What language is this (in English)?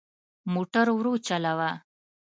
Pashto